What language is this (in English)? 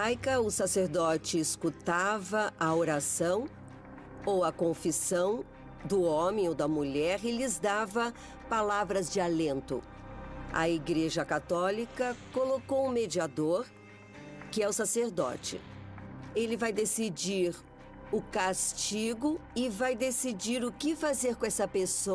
Portuguese